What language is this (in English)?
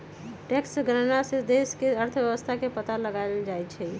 Magahi